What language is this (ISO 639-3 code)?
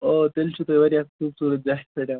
kas